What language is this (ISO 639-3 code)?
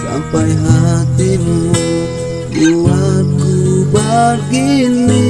ind